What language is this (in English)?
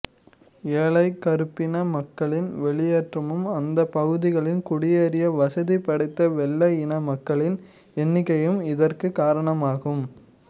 Tamil